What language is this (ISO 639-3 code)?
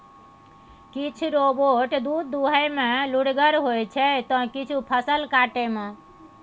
mai